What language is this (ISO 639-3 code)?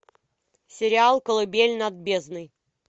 rus